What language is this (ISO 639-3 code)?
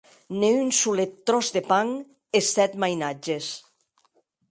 oci